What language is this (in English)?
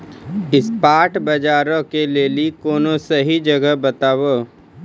Maithili